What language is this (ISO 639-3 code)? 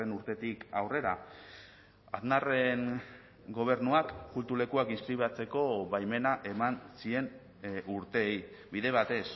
eus